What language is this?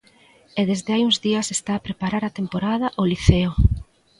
Galician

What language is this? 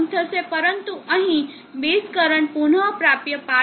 Gujarati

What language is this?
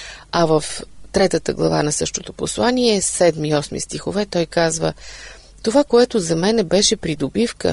Bulgarian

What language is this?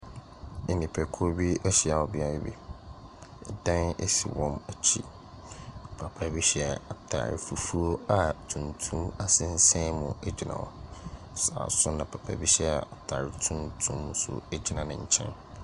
Akan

